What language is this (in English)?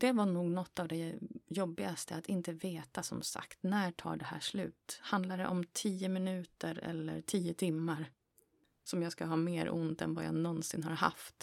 Swedish